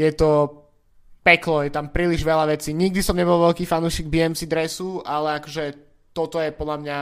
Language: Slovak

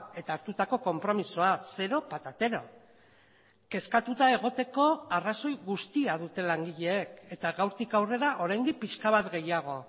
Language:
Basque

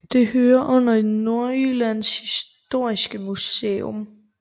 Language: Danish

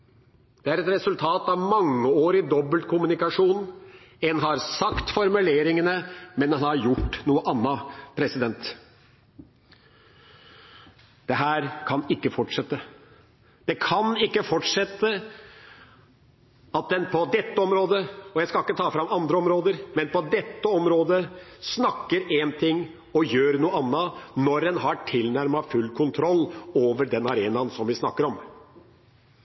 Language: Norwegian Bokmål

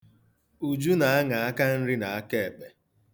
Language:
Igbo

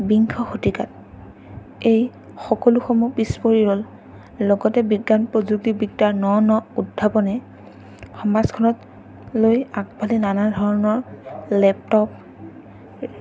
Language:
Assamese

